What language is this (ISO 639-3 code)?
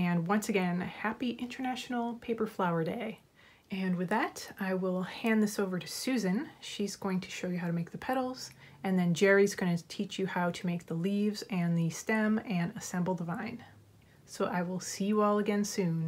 eng